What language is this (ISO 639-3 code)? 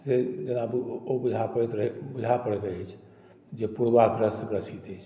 mai